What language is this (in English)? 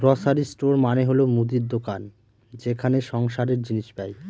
Bangla